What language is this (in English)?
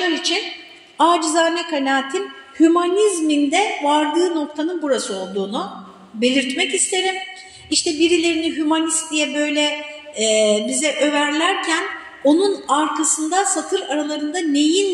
Turkish